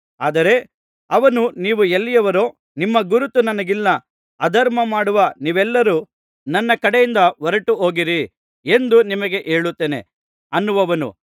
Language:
Kannada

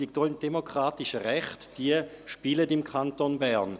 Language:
Swiss German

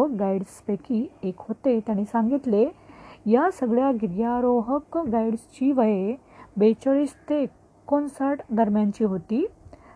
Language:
Marathi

